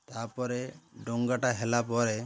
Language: Odia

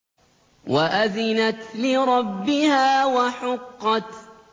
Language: Arabic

